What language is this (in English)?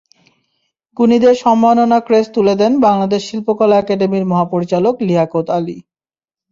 Bangla